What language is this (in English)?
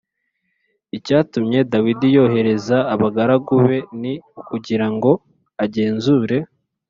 Kinyarwanda